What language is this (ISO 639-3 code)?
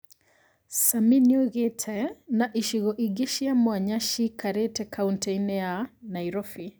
kik